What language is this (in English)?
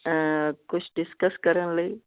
Punjabi